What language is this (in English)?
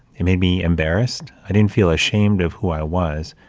English